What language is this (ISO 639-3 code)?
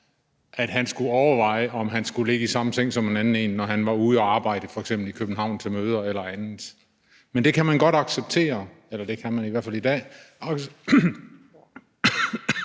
dan